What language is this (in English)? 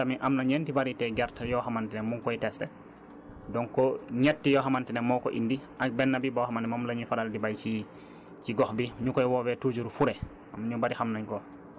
Wolof